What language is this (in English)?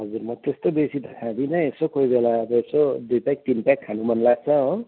Nepali